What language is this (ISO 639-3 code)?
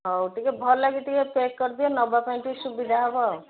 ori